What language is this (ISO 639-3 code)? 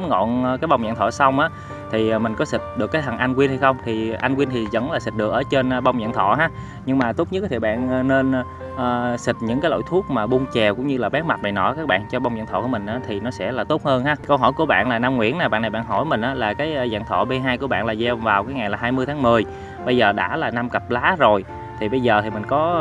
vie